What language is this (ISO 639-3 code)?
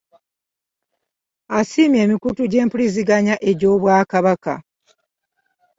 lug